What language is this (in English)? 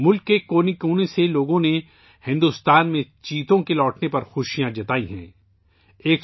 Urdu